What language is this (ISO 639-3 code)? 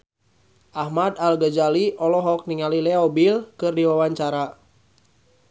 sun